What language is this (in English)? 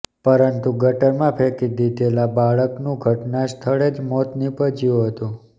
Gujarati